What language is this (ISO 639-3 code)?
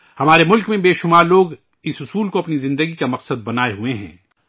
urd